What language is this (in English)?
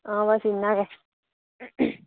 Dogri